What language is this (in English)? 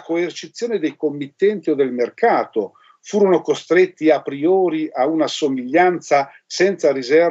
Italian